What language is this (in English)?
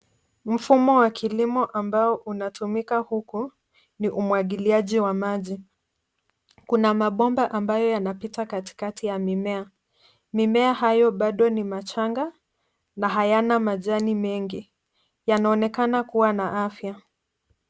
Swahili